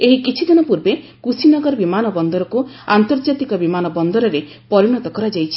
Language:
Odia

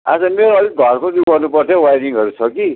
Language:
Nepali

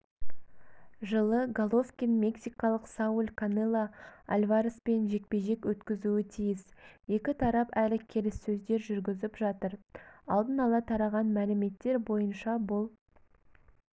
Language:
Kazakh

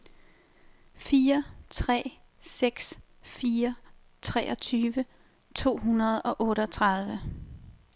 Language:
Danish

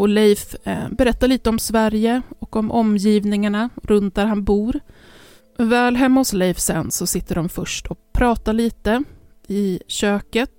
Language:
Swedish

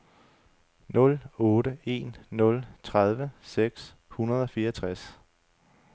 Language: Danish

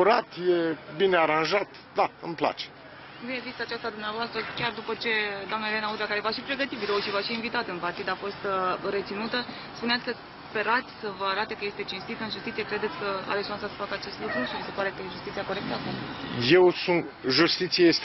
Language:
Romanian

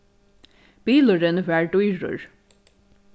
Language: Faroese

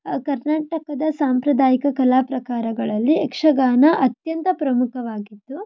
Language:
Kannada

